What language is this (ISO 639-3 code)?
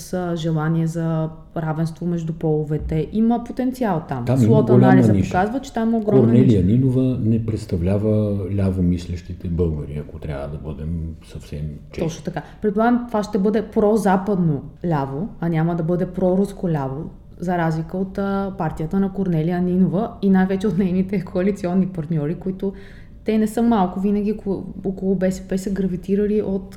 bul